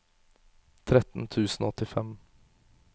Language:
Norwegian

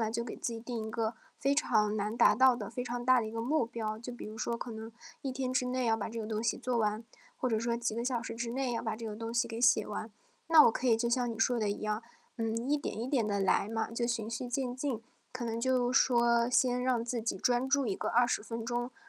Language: Chinese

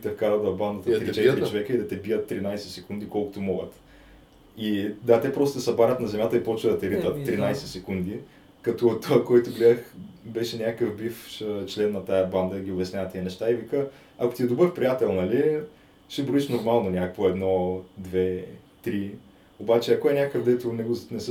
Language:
Bulgarian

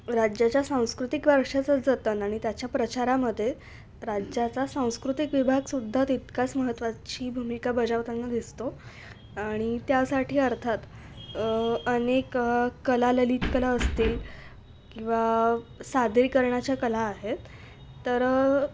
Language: Marathi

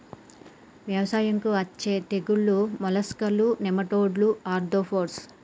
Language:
Telugu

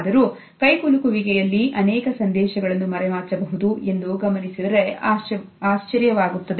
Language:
Kannada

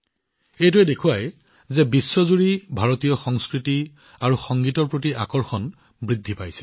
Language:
Assamese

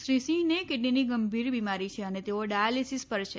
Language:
Gujarati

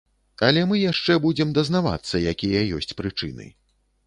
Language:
Belarusian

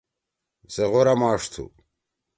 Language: Torwali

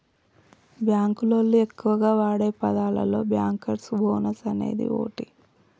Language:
Telugu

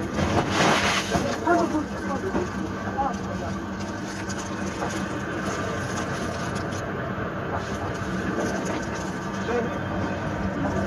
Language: Turkish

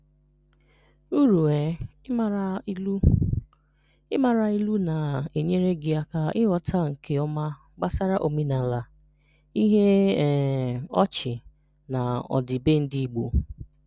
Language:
Igbo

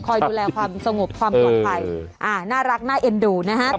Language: Thai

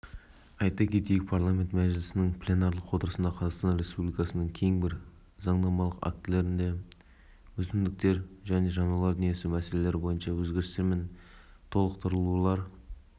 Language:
Kazakh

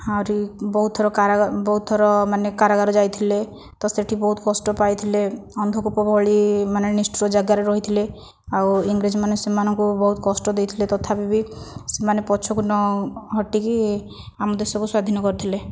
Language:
Odia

